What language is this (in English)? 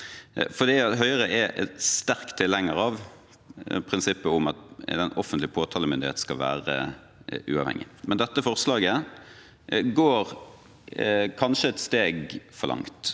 Norwegian